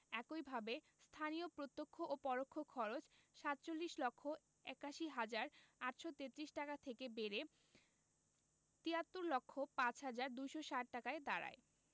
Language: Bangla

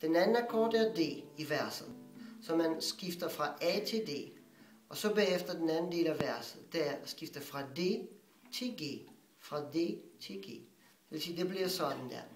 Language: Danish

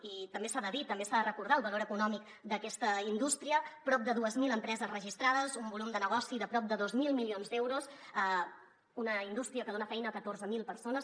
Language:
Catalan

